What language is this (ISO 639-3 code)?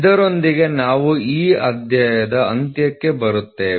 kan